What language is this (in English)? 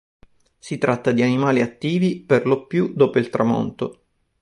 Italian